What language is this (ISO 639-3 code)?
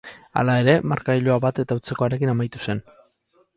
eus